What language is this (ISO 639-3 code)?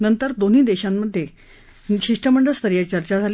mar